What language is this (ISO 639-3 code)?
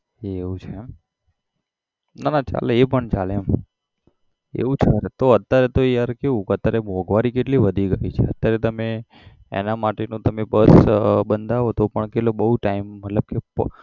guj